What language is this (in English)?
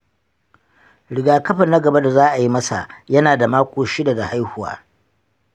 Hausa